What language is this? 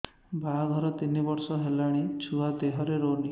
Odia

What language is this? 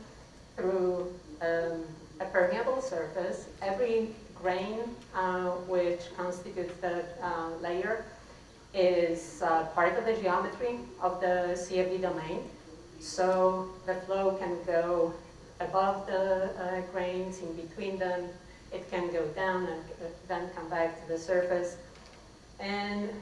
English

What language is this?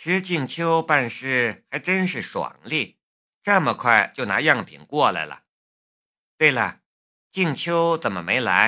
Chinese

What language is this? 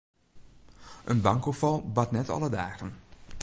Western Frisian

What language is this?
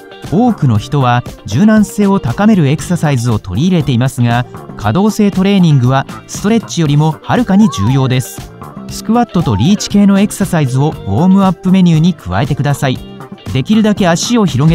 Japanese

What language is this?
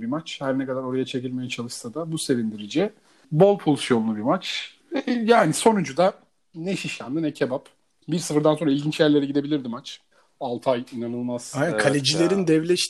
Turkish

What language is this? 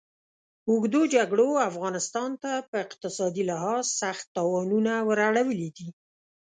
Pashto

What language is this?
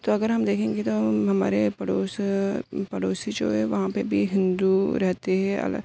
Urdu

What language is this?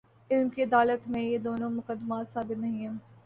Urdu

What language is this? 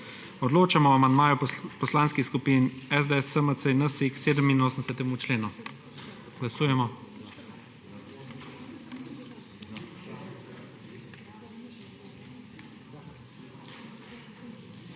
Slovenian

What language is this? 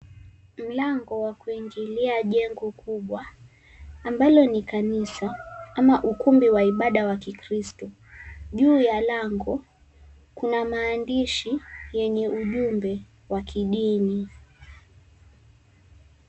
Swahili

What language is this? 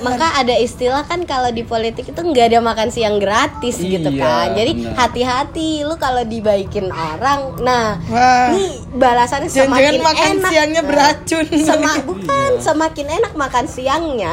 Indonesian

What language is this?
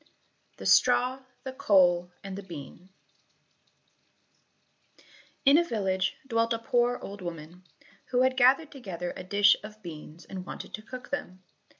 English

